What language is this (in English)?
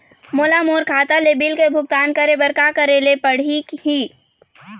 Chhattisgarhi